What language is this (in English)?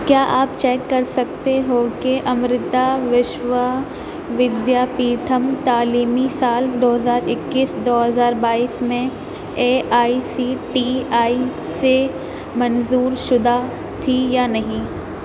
Urdu